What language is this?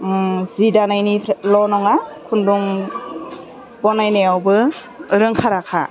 Bodo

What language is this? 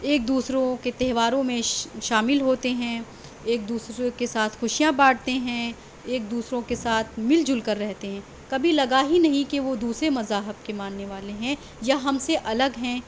Urdu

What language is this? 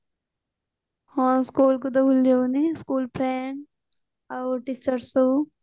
Odia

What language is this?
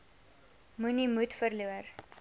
Afrikaans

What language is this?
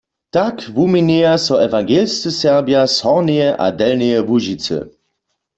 Upper Sorbian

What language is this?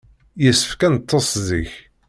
Kabyle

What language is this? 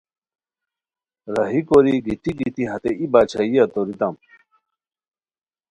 Khowar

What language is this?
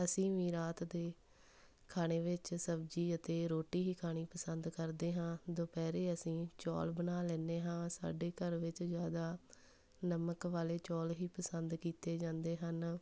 Punjabi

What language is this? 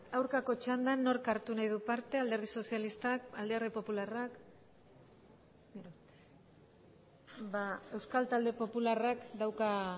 Basque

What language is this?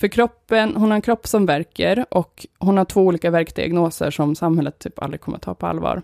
Swedish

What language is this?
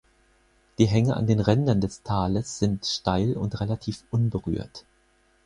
German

